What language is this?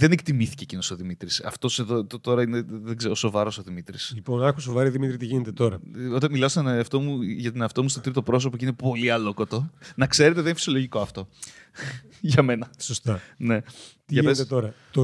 Greek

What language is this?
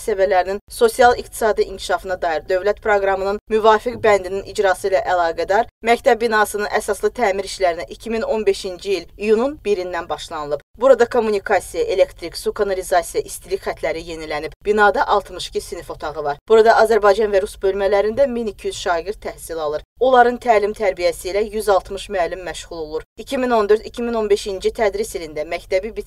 Turkish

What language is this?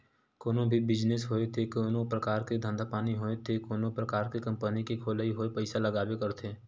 Chhattisgarhi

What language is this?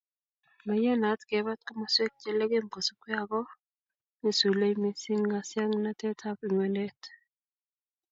Kalenjin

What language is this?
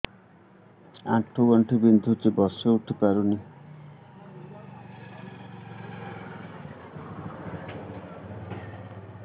Odia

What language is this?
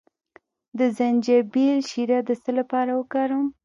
Pashto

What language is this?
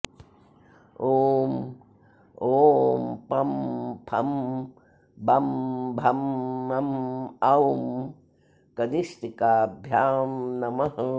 Sanskrit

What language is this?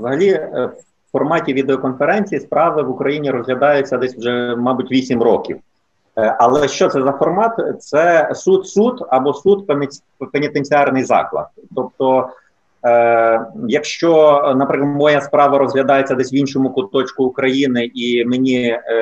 Ukrainian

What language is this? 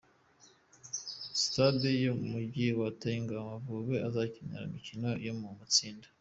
Kinyarwanda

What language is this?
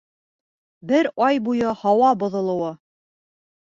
Bashkir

